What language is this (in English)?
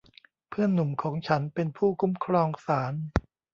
Thai